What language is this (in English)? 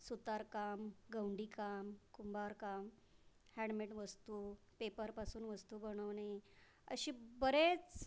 Marathi